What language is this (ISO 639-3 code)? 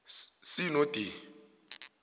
nbl